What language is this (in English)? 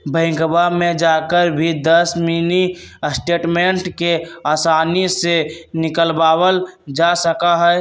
Magahi